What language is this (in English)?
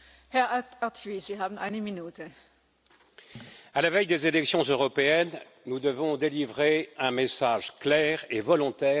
French